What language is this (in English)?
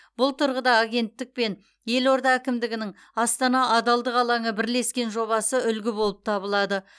Kazakh